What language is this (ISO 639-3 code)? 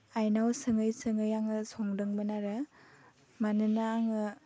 brx